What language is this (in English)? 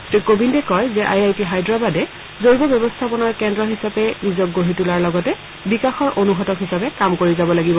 Assamese